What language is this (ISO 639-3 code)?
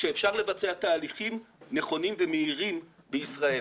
heb